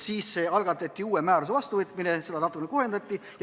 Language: Estonian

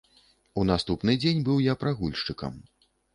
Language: Belarusian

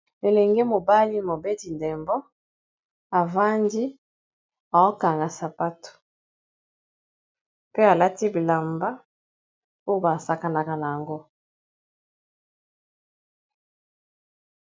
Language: Lingala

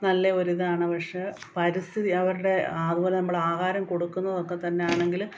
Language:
Malayalam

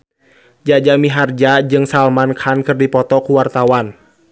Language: Sundanese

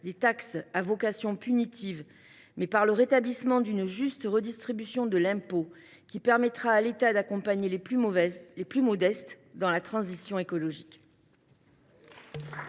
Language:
French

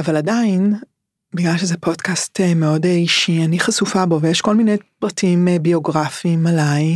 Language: Hebrew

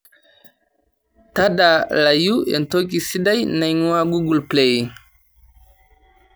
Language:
Masai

